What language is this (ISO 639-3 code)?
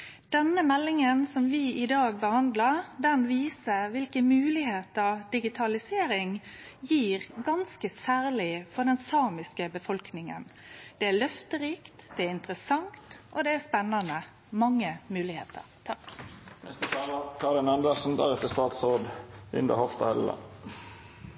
nno